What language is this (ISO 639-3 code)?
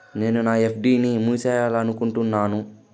tel